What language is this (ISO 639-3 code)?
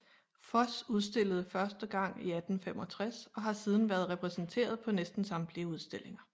dan